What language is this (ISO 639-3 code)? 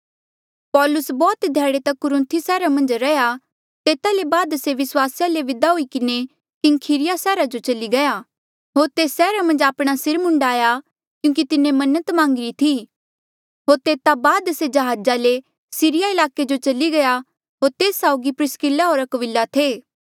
mjl